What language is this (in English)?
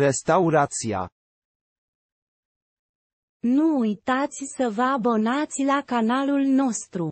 Polish